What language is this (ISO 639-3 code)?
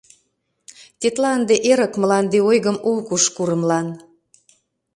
chm